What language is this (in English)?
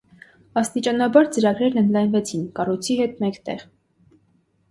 Armenian